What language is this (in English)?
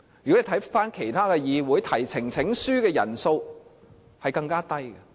Cantonese